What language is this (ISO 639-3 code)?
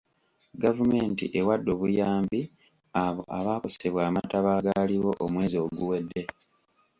lug